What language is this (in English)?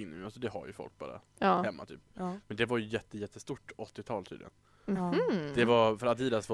Swedish